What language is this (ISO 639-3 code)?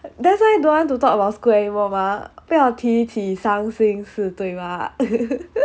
eng